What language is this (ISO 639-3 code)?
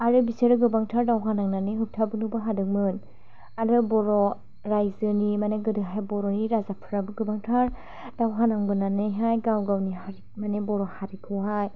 brx